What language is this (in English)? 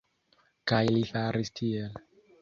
Esperanto